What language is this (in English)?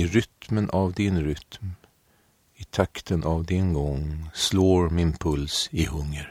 Swedish